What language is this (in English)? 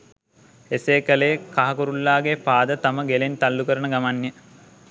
Sinhala